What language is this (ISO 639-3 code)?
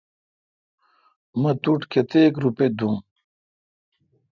xka